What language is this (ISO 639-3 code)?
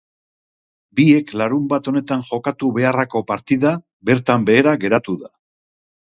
eus